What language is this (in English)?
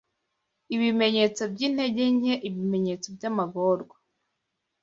Kinyarwanda